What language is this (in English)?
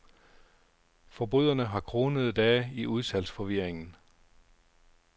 Danish